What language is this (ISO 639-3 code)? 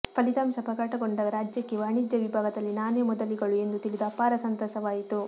kan